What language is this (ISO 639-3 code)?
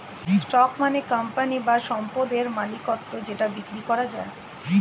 ben